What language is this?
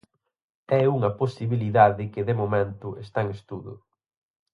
Galician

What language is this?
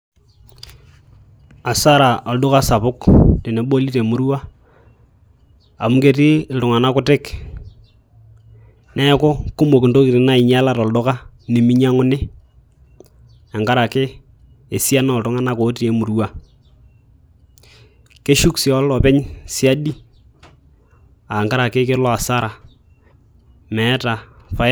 Masai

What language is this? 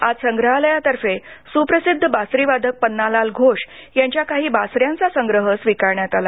Marathi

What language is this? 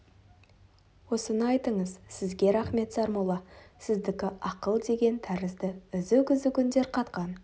Kazakh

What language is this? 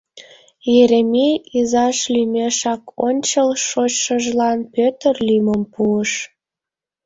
Mari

